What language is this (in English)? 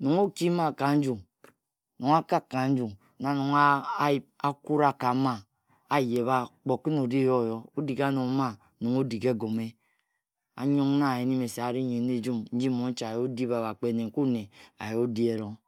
Ejagham